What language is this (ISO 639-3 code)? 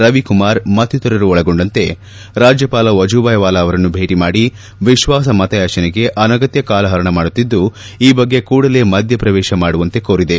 kan